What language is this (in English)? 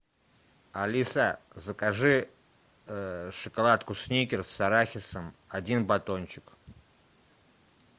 Russian